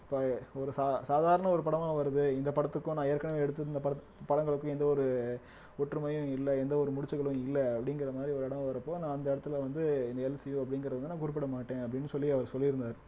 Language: Tamil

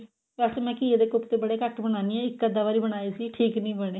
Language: Punjabi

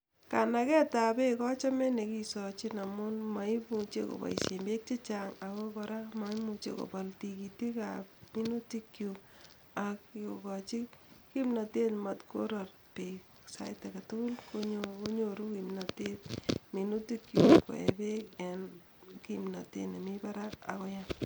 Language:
Kalenjin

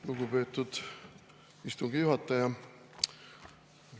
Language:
Estonian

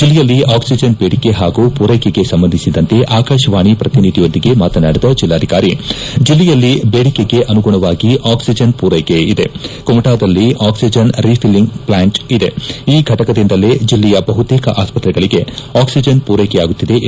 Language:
Kannada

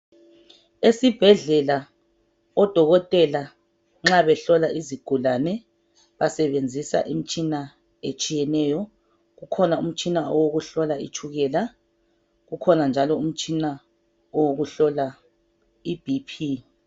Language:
North Ndebele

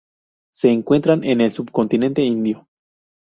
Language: Spanish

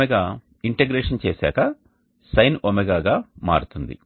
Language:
Telugu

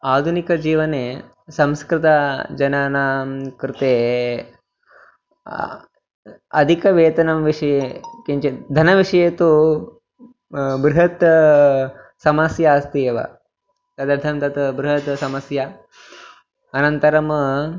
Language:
Sanskrit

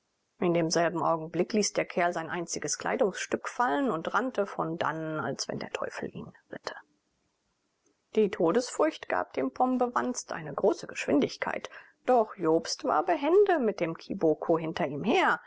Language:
German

